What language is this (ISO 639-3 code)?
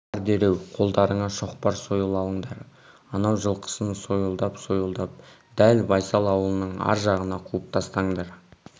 kaz